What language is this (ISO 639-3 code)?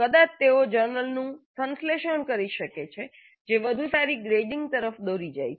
guj